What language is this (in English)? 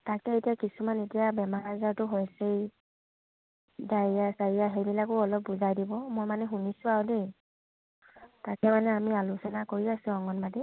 Assamese